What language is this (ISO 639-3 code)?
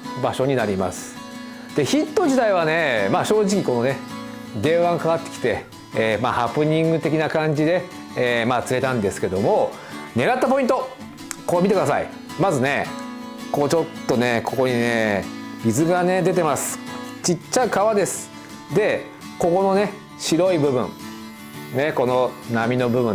jpn